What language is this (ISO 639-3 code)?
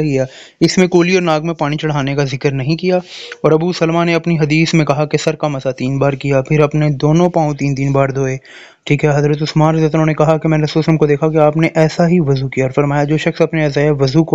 hin